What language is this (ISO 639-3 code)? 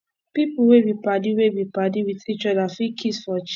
pcm